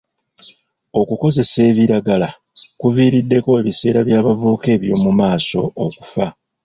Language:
Ganda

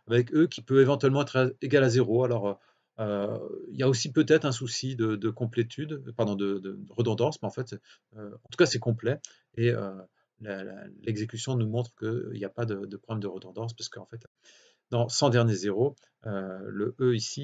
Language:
French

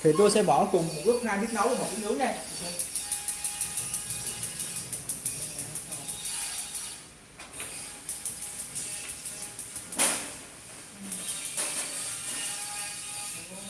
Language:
Vietnamese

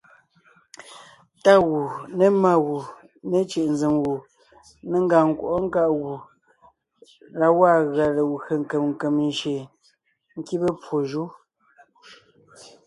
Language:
Ngiemboon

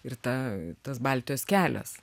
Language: Lithuanian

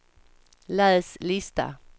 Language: Swedish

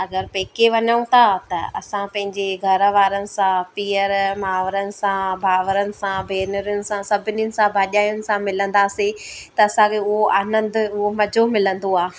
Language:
Sindhi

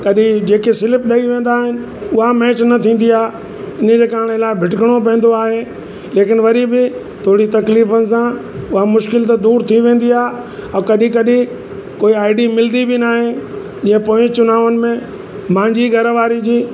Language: Sindhi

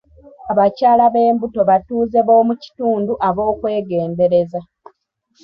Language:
Ganda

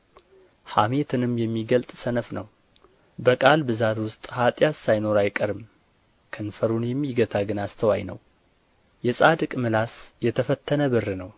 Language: Amharic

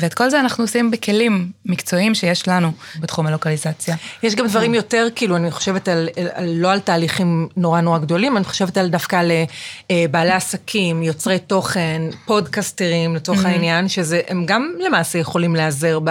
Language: Hebrew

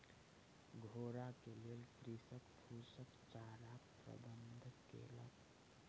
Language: Maithili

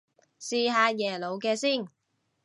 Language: Cantonese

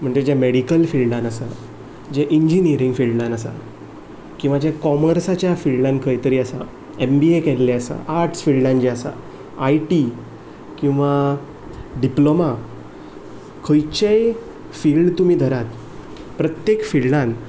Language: Konkani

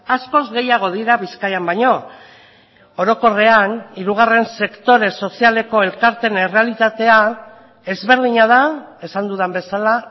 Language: Basque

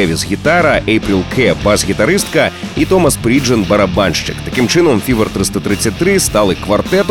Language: Ukrainian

